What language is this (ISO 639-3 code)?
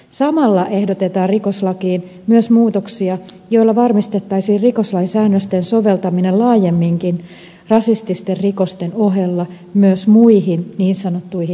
fin